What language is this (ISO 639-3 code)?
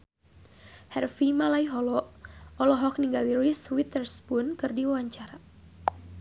sun